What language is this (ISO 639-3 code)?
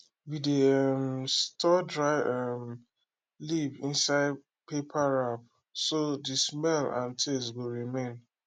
pcm